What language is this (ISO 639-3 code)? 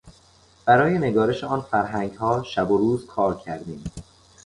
fas